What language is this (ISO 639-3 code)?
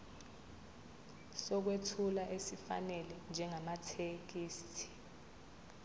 zul